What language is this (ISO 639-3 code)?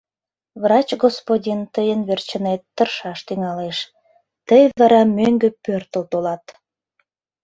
chm